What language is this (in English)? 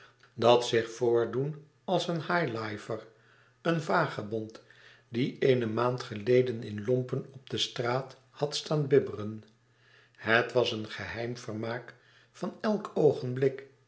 Dutch